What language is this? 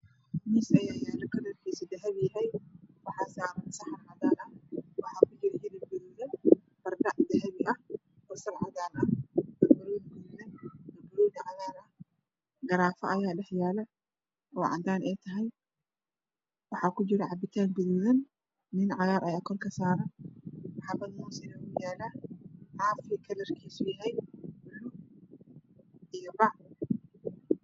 Somali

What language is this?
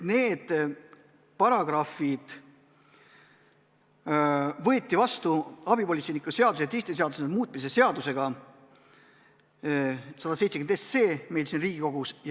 Estonian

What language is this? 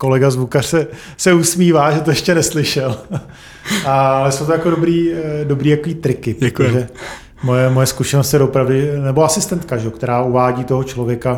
Czech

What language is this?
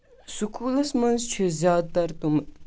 Kashmiri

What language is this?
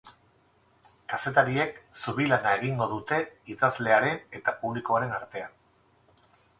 Basque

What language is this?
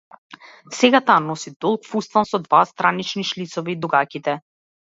Macedonian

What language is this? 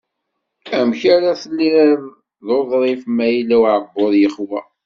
Kabyle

